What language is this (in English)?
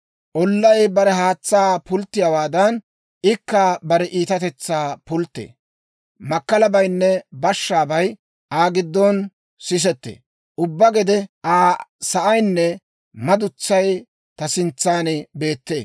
Dawro